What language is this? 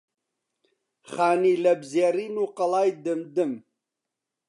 Central Kurdish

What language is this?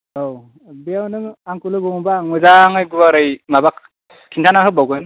Bodo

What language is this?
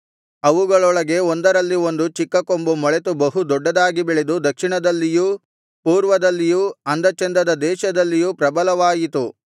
Kannada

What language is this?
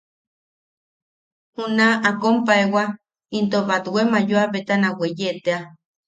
Yaqui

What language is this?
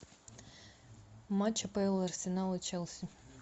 Russian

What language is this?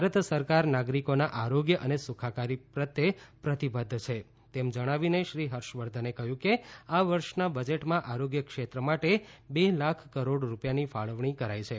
Gujarati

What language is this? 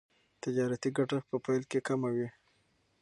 Pashto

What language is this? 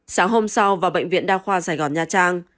Vietnamese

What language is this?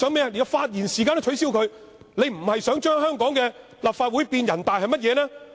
Cantonese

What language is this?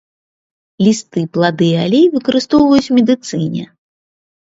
Belarusian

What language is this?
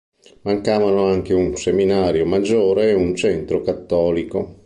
Italian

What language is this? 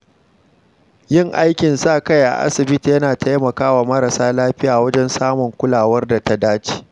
Hausa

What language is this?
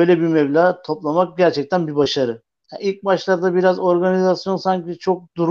Turkish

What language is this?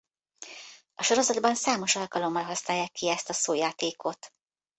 Hungarian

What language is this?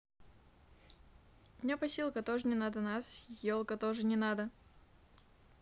Russian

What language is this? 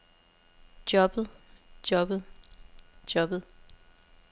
Danish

